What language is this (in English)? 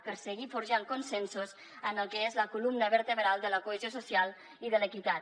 Catalan